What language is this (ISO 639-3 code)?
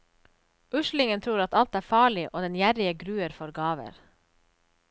nor